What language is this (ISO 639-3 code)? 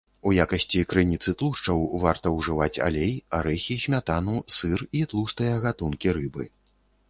bel